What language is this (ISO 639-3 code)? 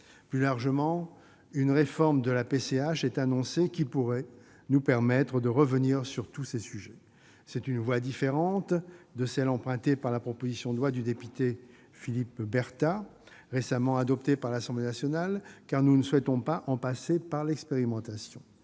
fra